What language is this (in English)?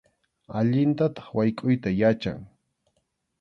Arequipa-La Unión Quechua